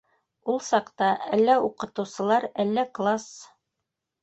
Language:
Bashkir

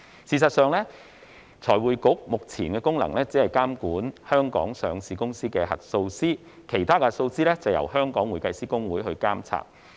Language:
Cantonese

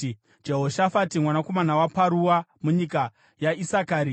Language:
Shona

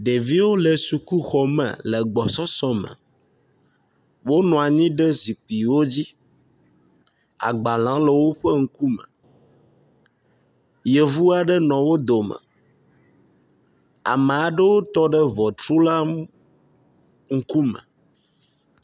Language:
Ewe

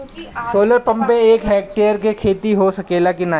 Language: Bhojpuri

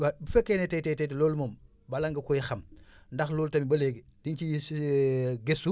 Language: Wolof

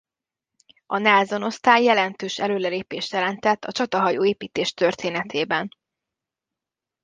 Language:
Hungarian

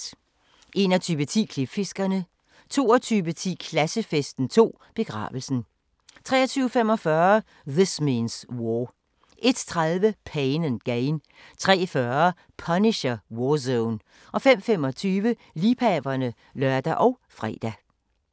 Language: Danish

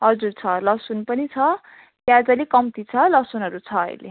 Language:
Nepali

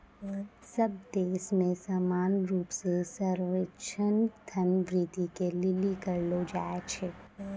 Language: Maithili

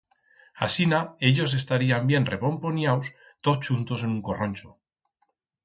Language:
Aragonese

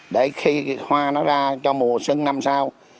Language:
Vietnamese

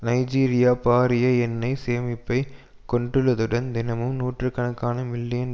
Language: Tamil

